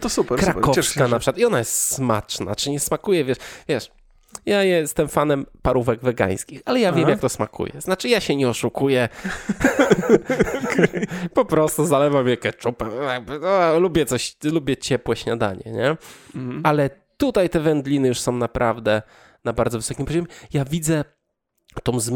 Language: Polish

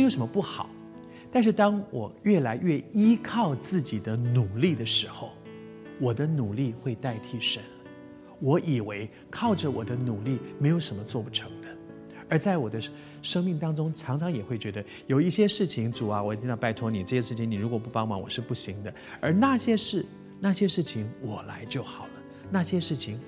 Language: Chinese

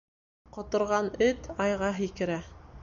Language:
Bashkir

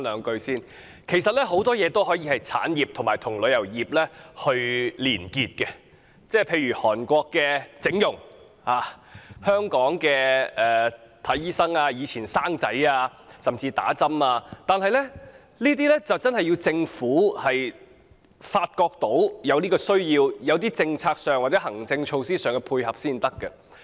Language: Cantonese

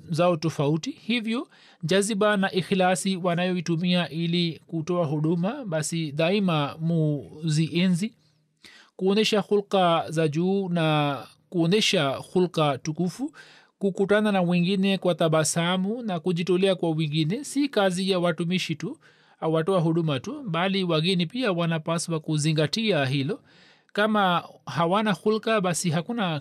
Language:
Swahili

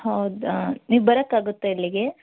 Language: Kannada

